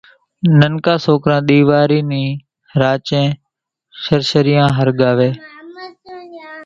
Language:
Kachi Koli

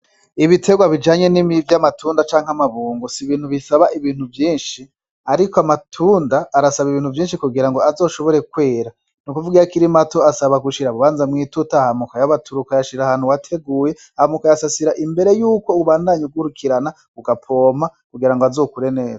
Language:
Rundi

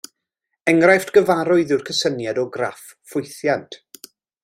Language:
Welsh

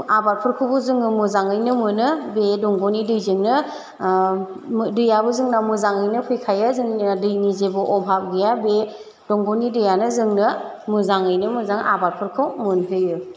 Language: Bodo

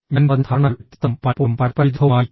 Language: Malayalam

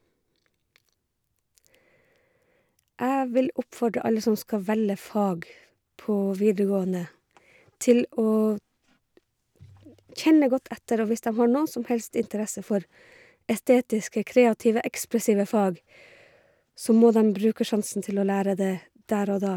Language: Norwegian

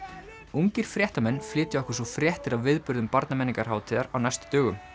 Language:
Icelandic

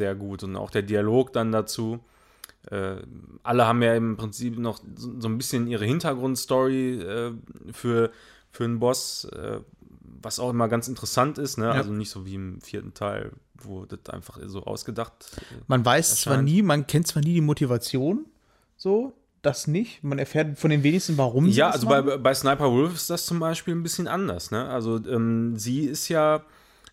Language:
German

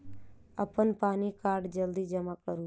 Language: Maithili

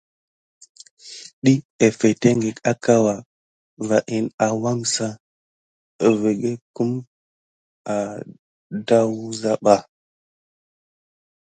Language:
Gidar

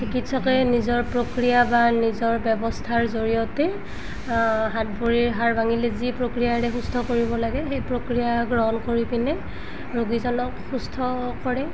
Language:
Assamese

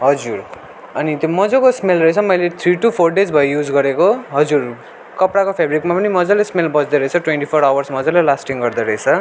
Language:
Nepali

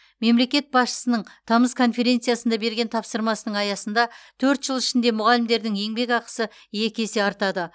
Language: Kazakh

